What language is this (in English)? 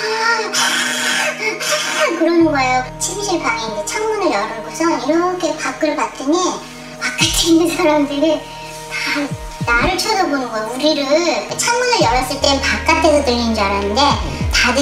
Korean